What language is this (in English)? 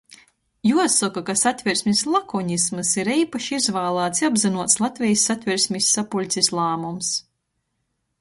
Latgalian